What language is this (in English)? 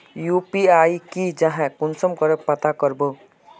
Magahi